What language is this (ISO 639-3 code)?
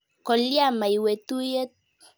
kln